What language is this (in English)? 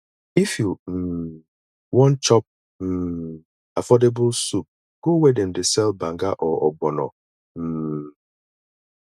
Nigerian Pidgin